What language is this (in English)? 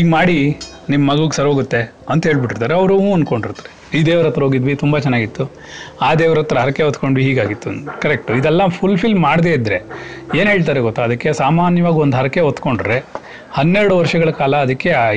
Kannada